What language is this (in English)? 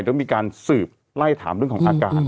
Thai